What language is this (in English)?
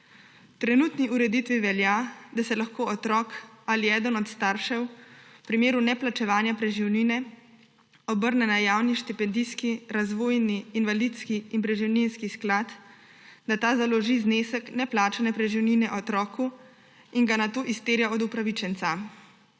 Slovenian